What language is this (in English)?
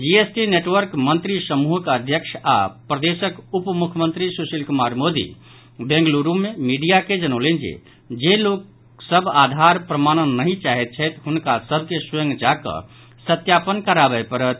Maithili